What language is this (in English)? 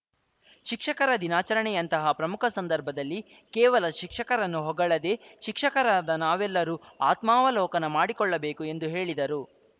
Kannada